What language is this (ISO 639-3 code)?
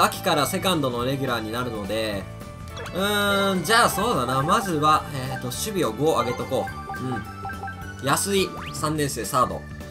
jpn